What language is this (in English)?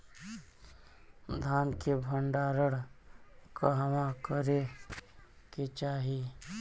Bhojpuri